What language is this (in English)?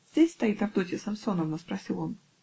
Russian